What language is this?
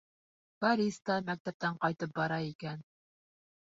Bashkir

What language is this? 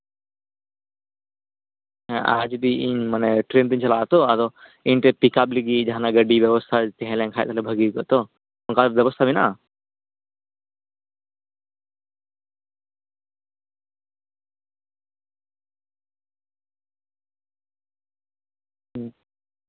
Santali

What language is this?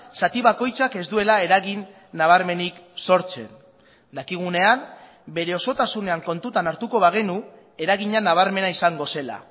Basque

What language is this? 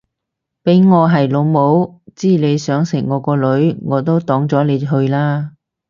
Cantonese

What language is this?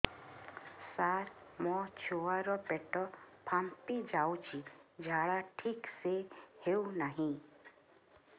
Odia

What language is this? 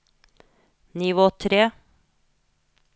Norwegian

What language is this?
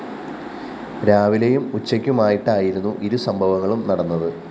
Malayalam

